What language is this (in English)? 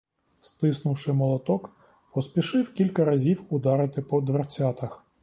Ukrainian